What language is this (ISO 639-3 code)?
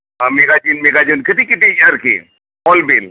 sat